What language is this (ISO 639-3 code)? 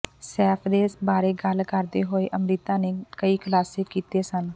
pan